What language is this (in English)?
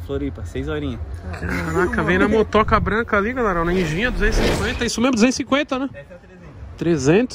Portuguese